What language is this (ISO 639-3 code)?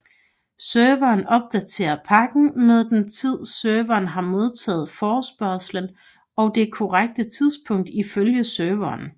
dan